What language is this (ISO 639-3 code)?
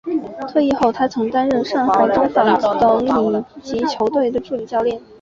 zho